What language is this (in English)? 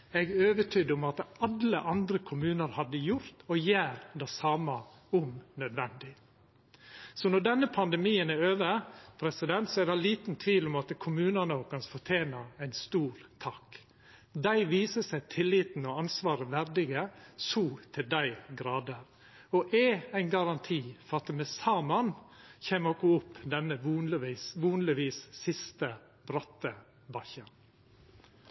Norwegian Nynorsk